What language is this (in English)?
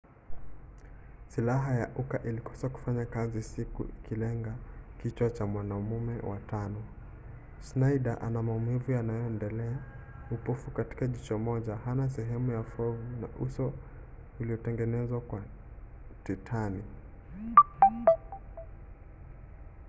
Swahili